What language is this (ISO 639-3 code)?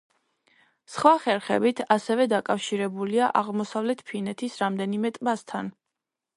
kat